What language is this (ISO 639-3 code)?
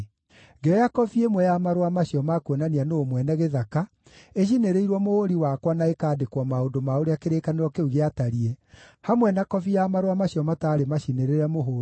kik